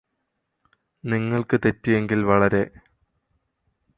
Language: Malayalam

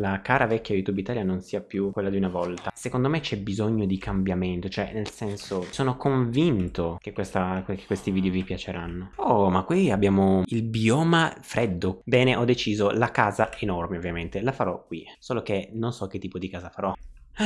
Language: Italian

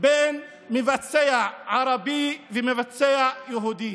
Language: Hebrew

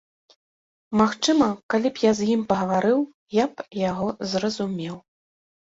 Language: Belarusian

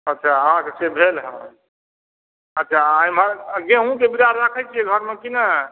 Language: Maithili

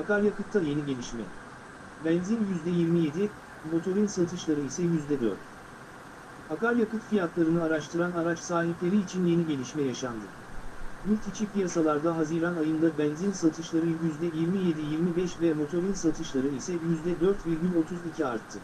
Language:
Turkish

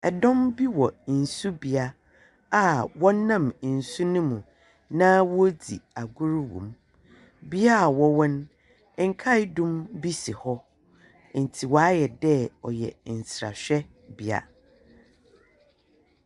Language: Akan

